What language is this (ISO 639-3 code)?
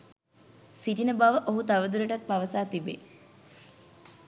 sin